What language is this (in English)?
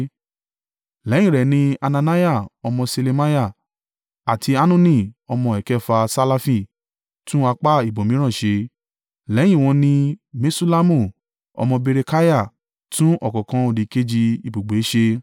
Yoruba